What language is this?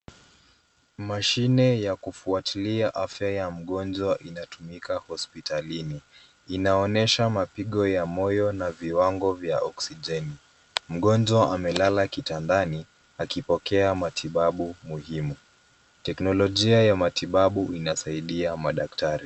Swahili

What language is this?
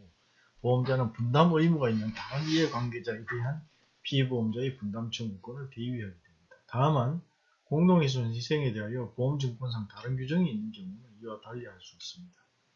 Korean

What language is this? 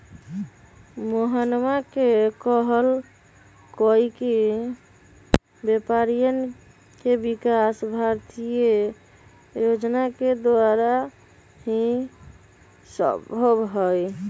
Magahi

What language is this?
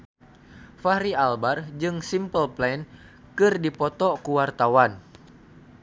Sundanese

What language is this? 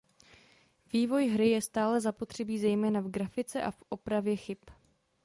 Czech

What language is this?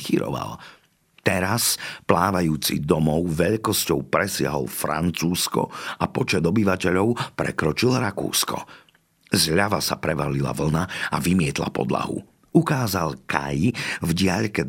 Slovak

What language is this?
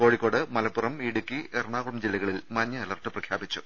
Malayalam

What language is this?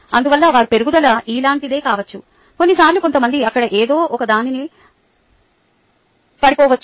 Telugu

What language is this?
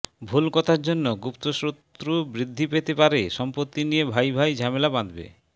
Bangla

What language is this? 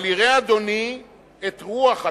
Hebrew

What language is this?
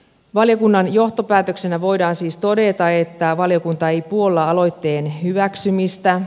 Finnish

